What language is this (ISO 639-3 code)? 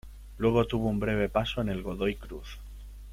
spa